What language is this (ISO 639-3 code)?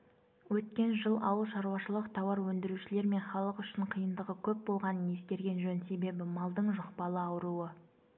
kaz